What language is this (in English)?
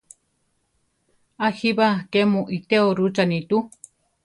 Central Tarahumara